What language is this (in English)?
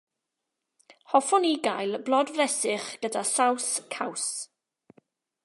Welsh